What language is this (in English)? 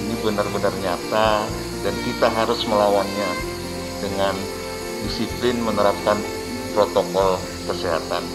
Indonesian